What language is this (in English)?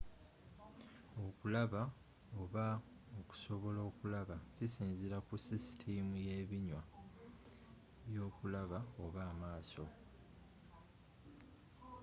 Ganda